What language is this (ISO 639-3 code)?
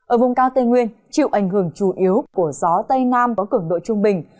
vie